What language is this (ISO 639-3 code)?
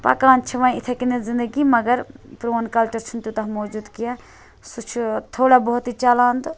kas